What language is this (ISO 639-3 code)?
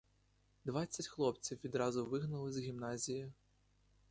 ukr